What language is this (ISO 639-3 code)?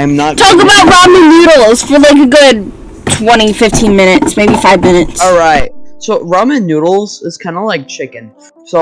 eng